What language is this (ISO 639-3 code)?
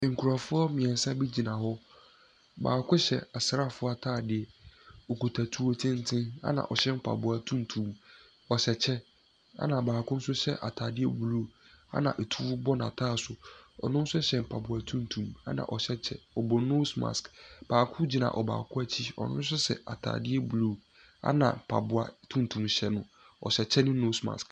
aka